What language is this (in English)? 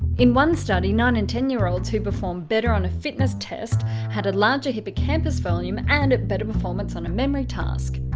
English